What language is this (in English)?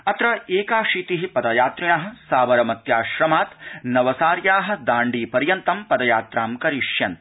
Sanskrit